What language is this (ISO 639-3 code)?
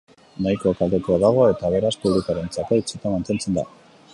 eus